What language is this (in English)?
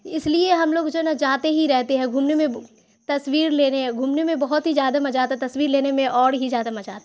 Urdu